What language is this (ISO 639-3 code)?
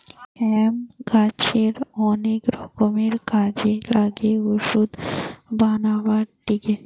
ben